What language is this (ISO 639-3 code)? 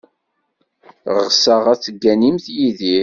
kab